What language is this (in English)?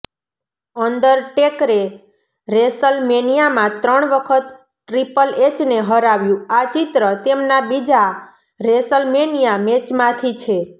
Gujarati